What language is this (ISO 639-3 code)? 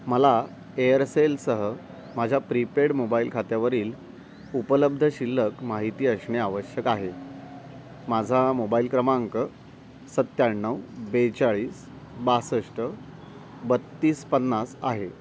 mar